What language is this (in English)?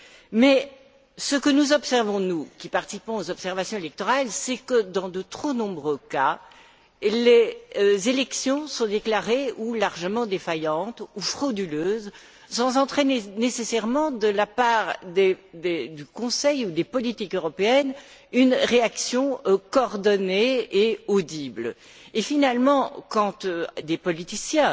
French